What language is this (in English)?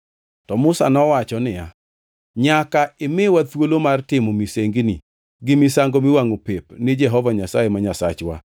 Luo (Kenya and Tanzania)